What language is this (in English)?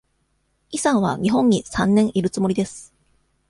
Japanese